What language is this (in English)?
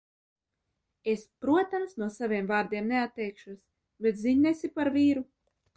Latvian